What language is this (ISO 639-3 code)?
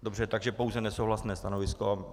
ces